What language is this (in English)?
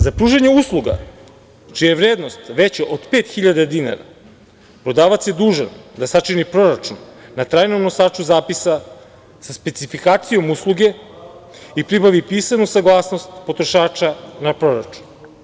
Serbian